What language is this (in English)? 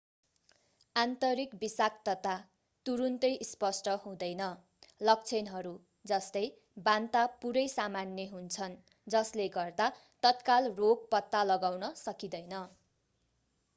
Nepali